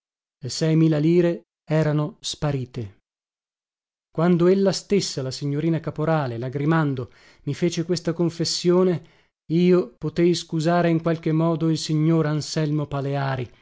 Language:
Italian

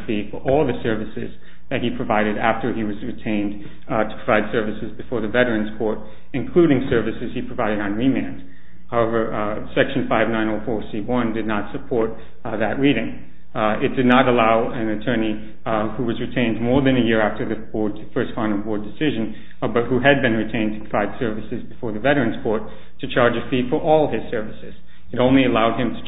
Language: English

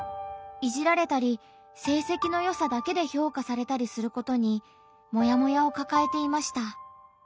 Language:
Japanese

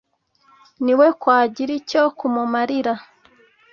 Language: Kinyarwanda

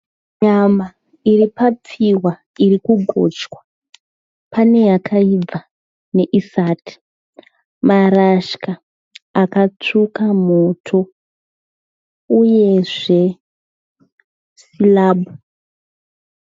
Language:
Shona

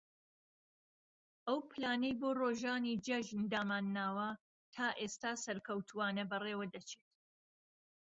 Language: Central Kurdish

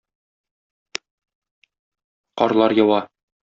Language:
Tatar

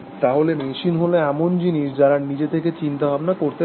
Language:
Bangla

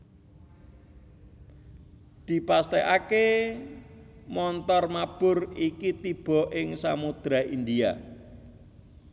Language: Javanese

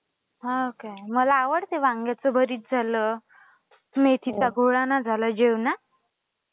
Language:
Marathi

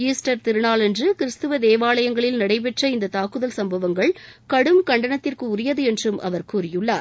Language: Tamil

